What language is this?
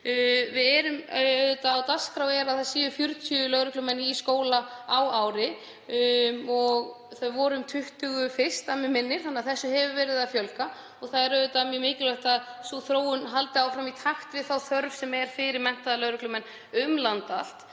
Icelandic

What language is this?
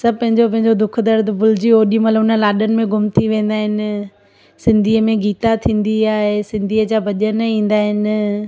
Sindhi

